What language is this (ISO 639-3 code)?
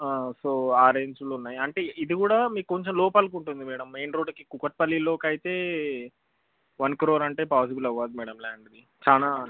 tel